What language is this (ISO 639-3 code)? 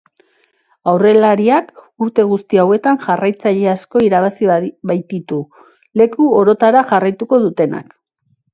eus